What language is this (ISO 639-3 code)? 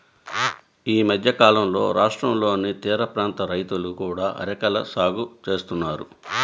tel